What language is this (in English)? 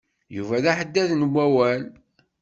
Kabyle